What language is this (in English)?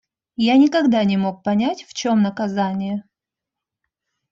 Russian